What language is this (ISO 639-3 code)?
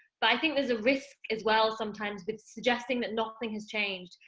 eng